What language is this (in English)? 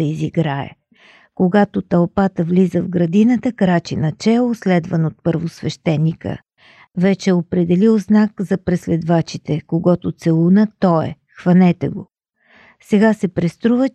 Bulgarian